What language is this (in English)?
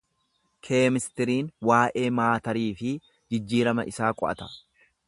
Oromo